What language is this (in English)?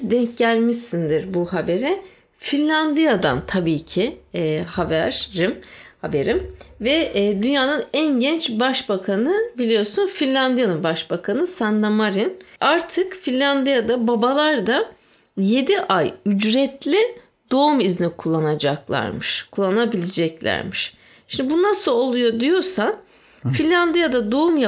Turkish